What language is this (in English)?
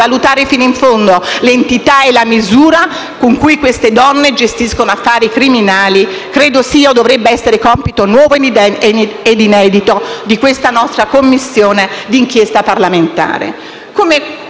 Italian